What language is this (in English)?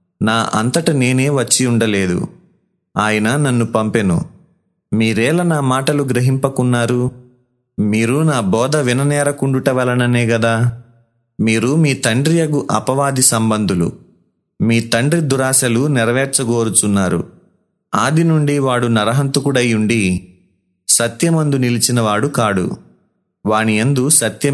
Telugu